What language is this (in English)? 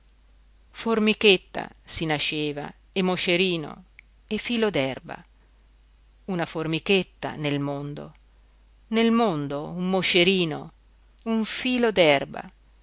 Italian